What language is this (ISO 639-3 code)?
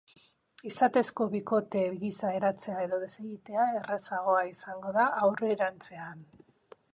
eus